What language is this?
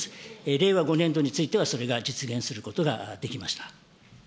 Japanese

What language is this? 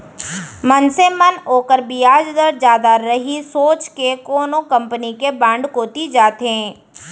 Chhattisgarhi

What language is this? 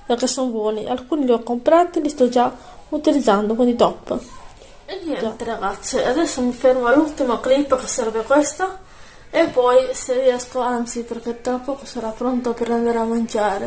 Italian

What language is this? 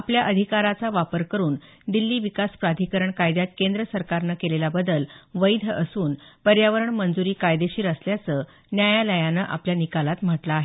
Marathi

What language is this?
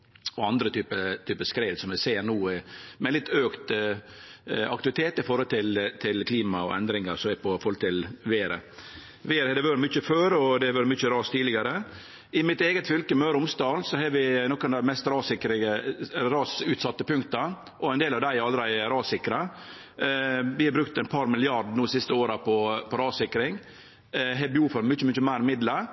Norwegian Nynorsk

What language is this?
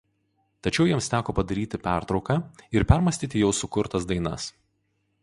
Lithuanian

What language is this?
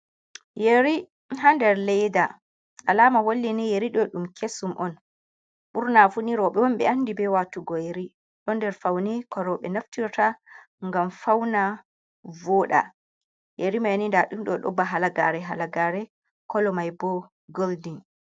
Fula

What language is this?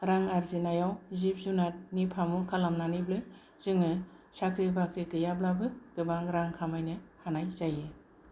Bodo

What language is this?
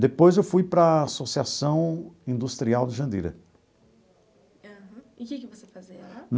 Portuguese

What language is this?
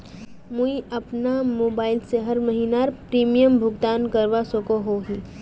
Magahi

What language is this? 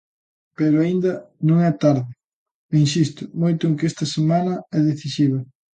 Galician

